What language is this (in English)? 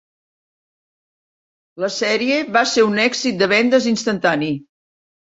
Catalan